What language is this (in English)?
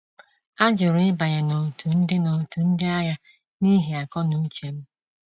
Igbo